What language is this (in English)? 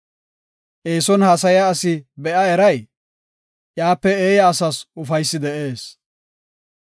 Gofa